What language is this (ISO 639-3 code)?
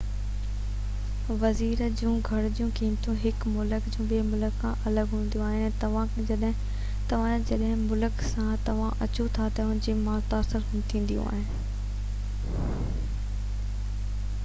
snd